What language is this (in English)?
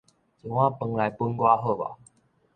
Min Nan Chinese